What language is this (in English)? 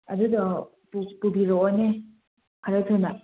Manipuri